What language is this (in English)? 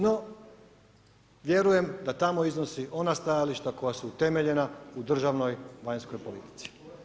Croatian